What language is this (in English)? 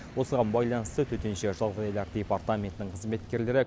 Kazakh